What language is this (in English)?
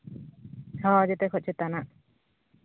Santali